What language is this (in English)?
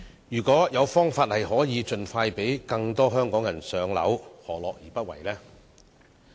Cantonese